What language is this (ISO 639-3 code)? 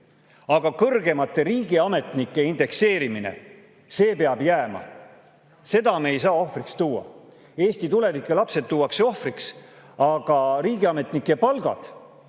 est